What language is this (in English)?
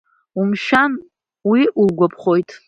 Abkhazian